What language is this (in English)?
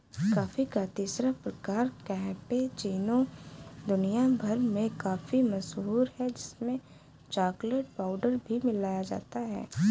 Hindi